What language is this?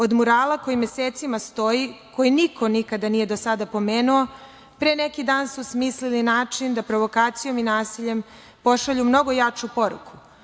Serbian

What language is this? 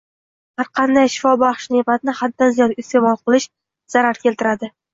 Uzbek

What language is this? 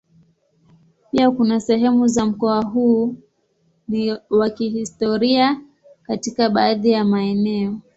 Swahili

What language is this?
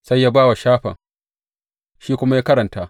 Hausa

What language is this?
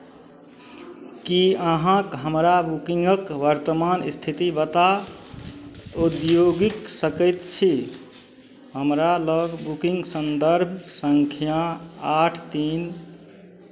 Maithili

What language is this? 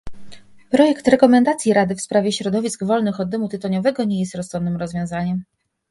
Polish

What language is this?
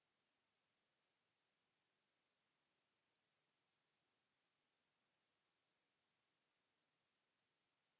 Finnish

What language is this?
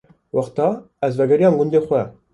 Kurdish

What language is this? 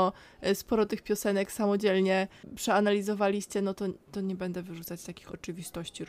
Polish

